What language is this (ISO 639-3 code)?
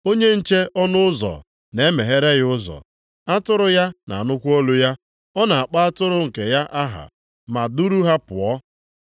ibo